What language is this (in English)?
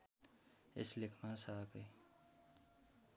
Nepali